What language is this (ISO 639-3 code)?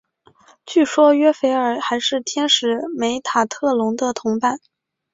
zho